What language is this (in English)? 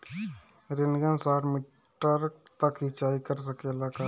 Bhojpuri